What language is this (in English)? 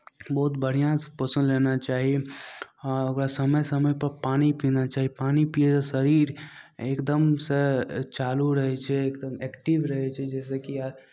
Maithili